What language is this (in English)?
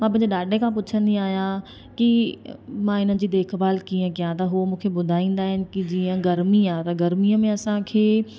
Sindhi